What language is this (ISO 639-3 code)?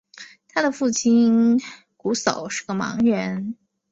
zho